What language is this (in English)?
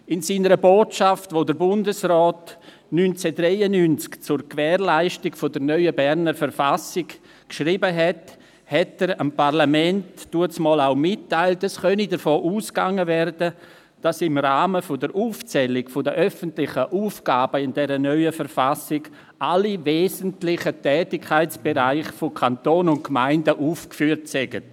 Swiss German